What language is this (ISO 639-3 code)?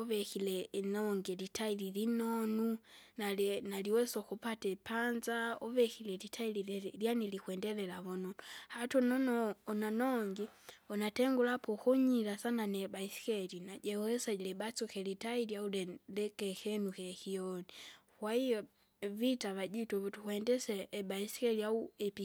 zga